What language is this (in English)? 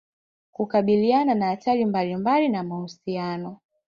Swahili